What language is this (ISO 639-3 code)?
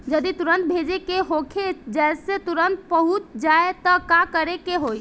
bho